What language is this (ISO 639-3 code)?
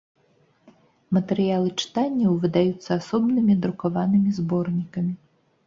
bel